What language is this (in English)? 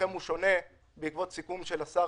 Hebrew